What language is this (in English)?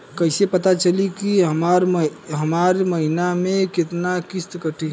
Bhojpuri